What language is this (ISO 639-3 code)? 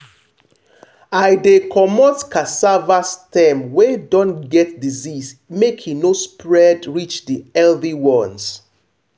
pcm